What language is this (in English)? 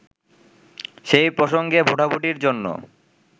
Bangla